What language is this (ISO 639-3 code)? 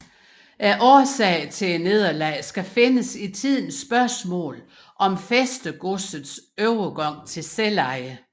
dan